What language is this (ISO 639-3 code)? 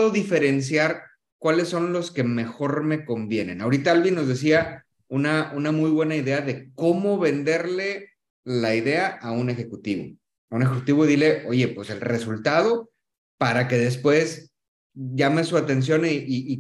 spa